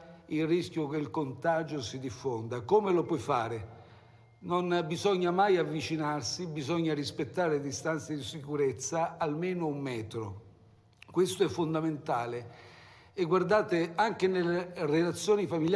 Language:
Italian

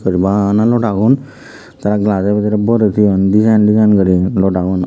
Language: Chakma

